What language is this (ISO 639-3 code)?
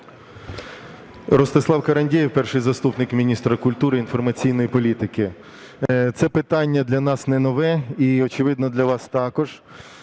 ukr